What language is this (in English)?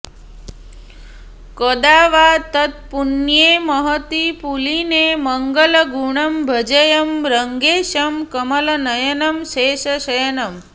Sanskrit